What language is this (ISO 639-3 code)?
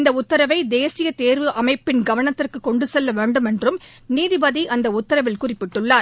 tam